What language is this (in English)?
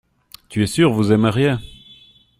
French